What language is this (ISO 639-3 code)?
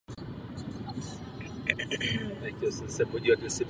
ces